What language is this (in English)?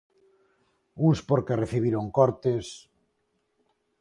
Galician